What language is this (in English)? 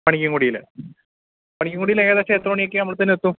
Malayalam